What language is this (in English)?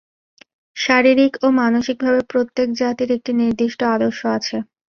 Bangla